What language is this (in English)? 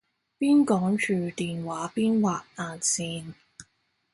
Cantonese